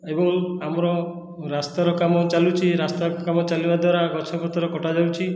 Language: Odia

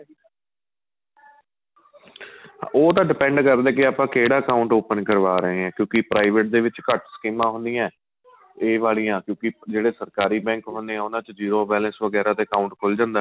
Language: Punjabi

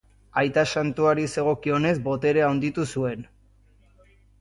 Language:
Basque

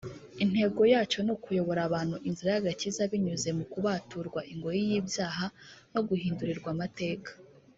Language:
Kinyarwanda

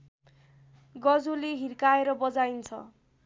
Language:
Nepali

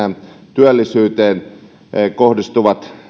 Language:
Finnish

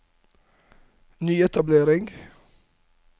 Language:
Norwegian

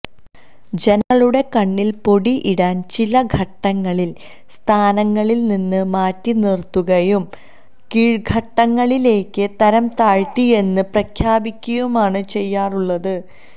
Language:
Malayalam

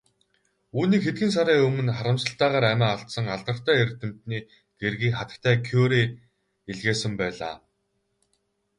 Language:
Mongolian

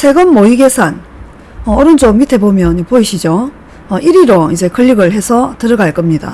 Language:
Korean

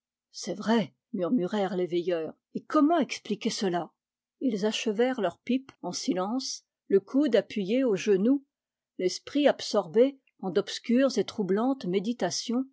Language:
French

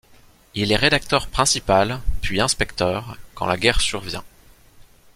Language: French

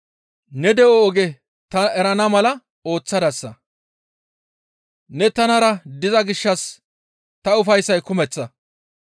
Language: Gamo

